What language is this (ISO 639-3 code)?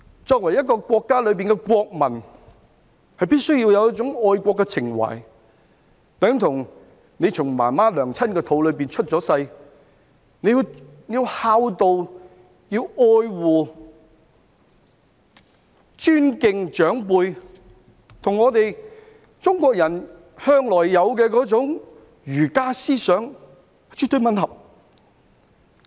yue